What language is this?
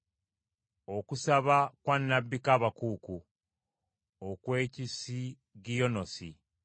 Ganda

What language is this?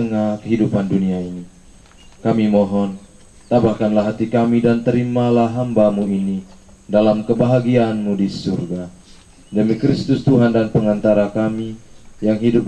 Indonesian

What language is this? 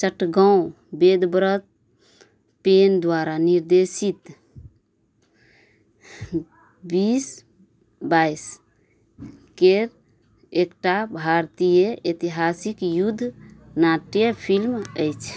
Maithili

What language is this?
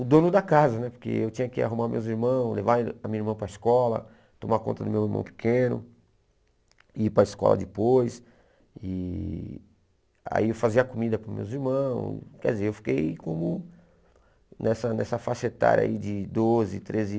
Portuguese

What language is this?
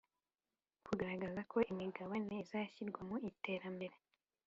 Kinyarwanda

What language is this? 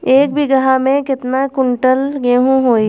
Bhojpuri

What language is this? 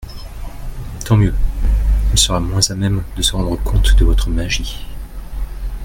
French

